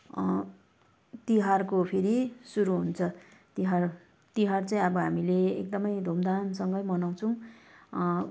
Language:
Nepali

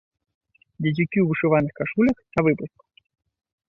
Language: Belarusian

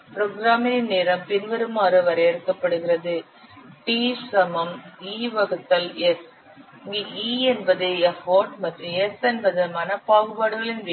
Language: Tamil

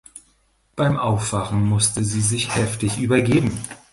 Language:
German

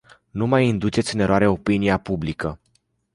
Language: Romanian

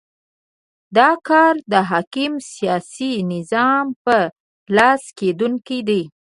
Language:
Pashto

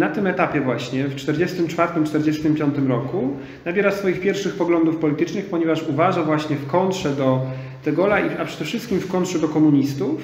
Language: Polish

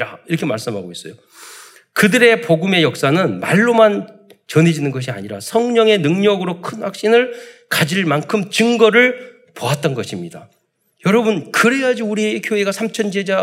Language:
Korean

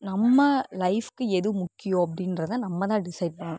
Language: Tamil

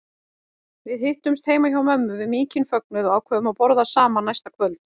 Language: Icelandic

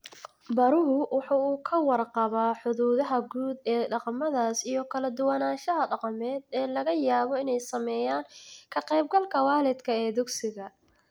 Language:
Somali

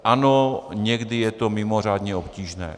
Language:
Czech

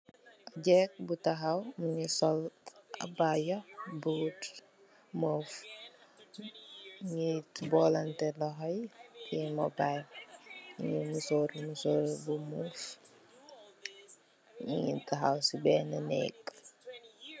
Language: Wolof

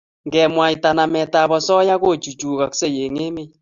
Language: Kalenjin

